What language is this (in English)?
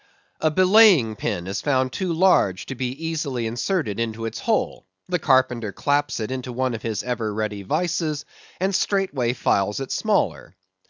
English